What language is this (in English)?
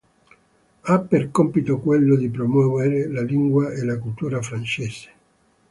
Italian